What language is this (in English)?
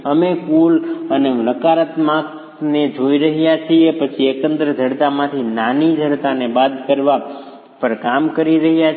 Gujarati